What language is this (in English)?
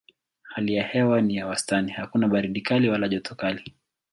Swahili